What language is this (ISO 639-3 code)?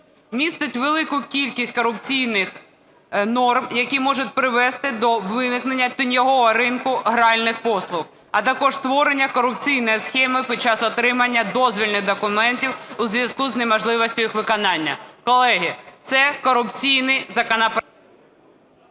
ukr